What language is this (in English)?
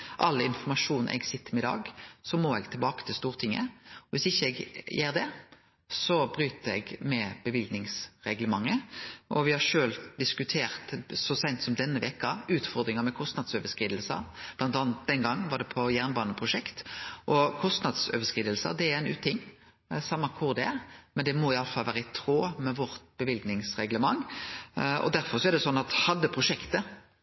Norwegian Nynorsk